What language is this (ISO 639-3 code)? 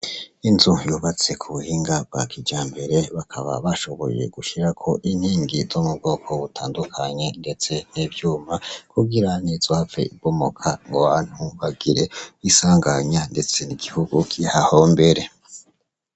run